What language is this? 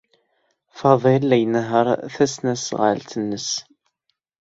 Kabyle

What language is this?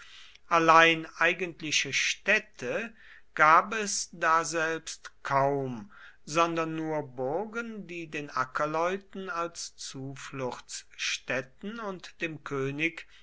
German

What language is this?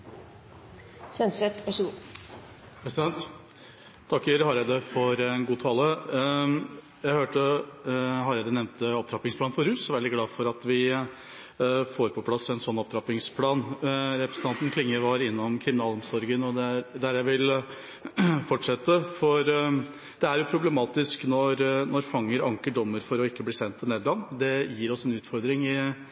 Norwegian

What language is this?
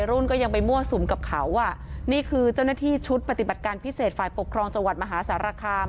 Thai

